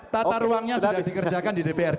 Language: Indonesian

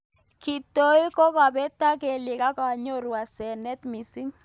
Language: Kalenjin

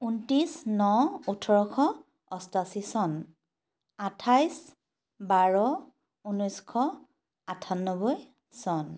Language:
Assamese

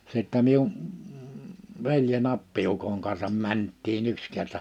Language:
Finnish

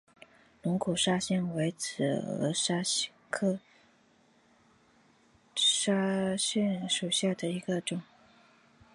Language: Chinese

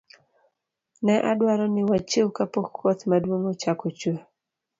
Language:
Luo (Kenya and Tanzania)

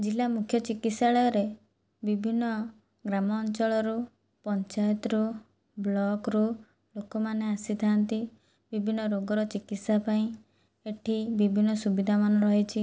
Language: Odia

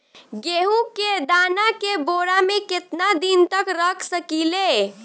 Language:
Bhojpuri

